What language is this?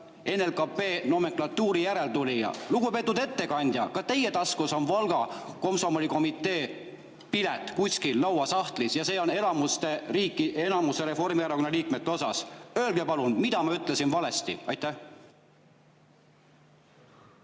Estonian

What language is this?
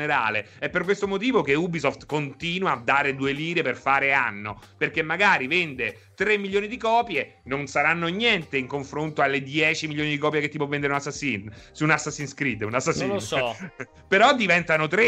Italian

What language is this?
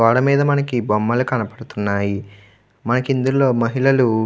Telugu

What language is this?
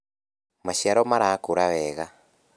Kikuyu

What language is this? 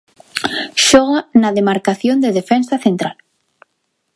Galician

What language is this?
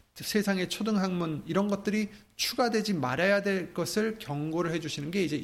Korean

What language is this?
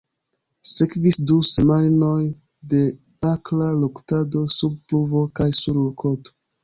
Esperanto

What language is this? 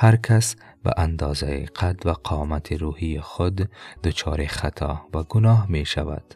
Persian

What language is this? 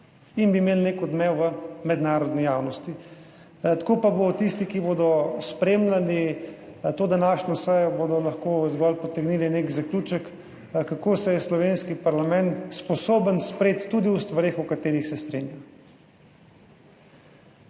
Slovenian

